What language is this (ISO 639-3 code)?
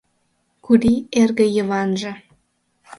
chm